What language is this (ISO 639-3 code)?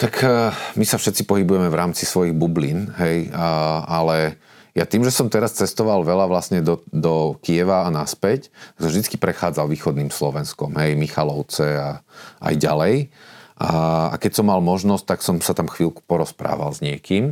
slk